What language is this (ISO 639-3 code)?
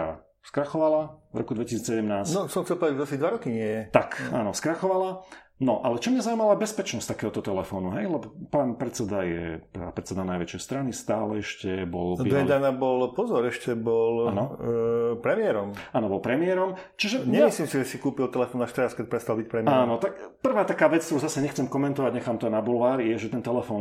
slk